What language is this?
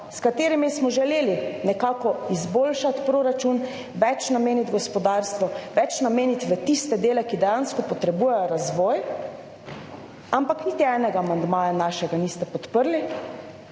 Slovenian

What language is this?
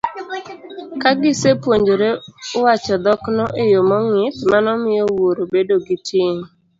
Luo (Kenya and Tanzania)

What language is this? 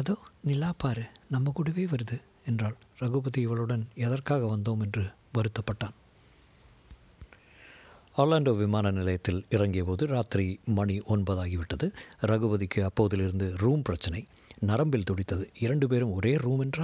Tamil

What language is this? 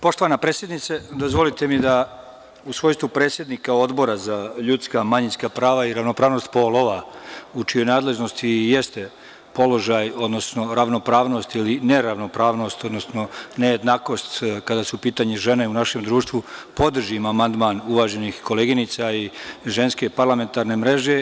Serbian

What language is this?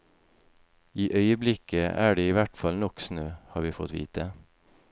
Norwegian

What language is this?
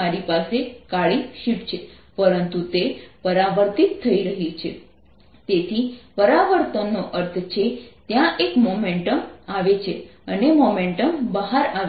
Gujarati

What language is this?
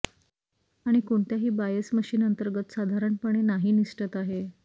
Marathi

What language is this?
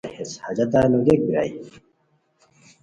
Khowar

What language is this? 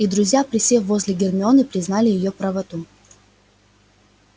Russian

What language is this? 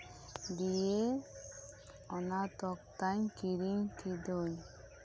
Santali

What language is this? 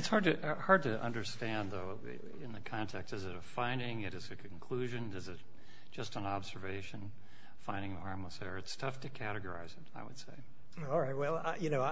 English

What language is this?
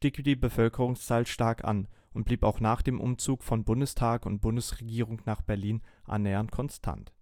German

